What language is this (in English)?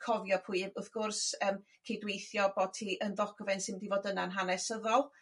Welsh